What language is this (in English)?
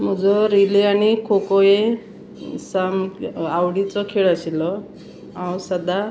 Konkani